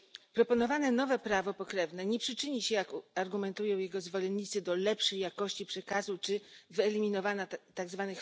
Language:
Polish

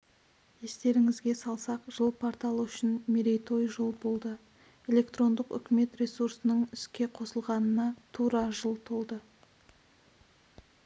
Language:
Kazakh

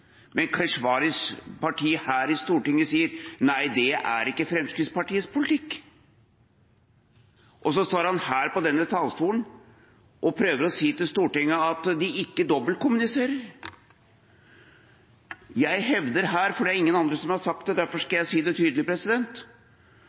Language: Norwegian Bokmål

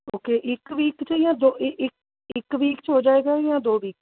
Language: Punjabi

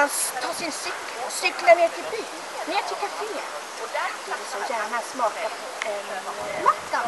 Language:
Swedish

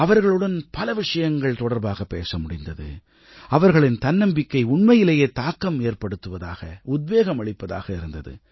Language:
Tamil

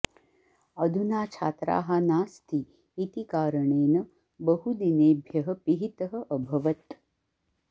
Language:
Sanskrit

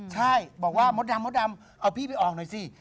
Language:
Thai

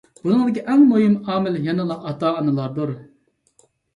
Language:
Uyghur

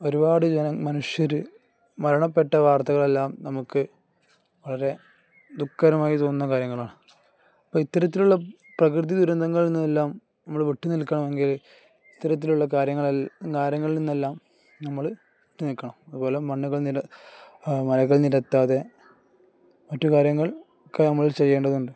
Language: Malayalam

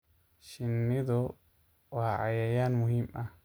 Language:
Somali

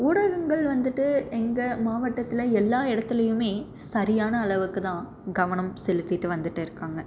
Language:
Tamil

